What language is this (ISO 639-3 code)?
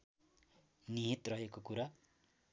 nep